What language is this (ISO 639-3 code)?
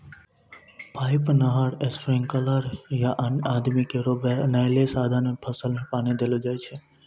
mai